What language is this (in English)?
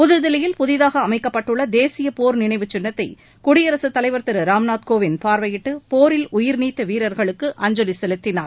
Tamil